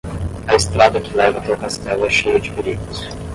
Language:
Portuguese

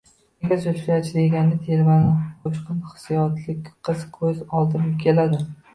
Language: Uzbek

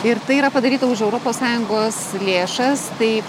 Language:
Lithuanian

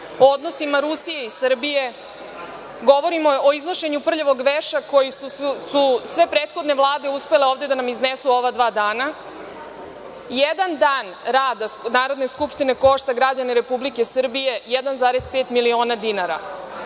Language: Serbian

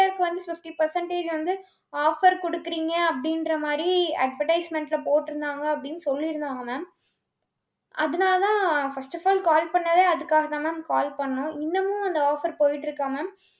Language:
Tamil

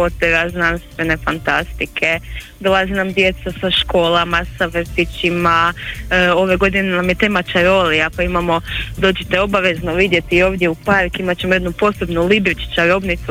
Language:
Croatian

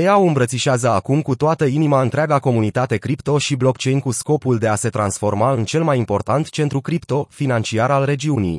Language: Romanian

